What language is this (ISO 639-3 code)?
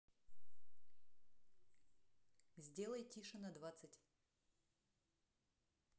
rus